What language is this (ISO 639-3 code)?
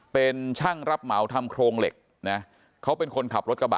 tha